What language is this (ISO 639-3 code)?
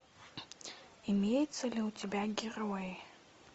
rus